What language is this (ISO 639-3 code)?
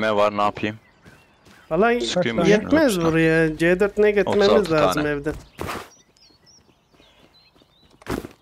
tur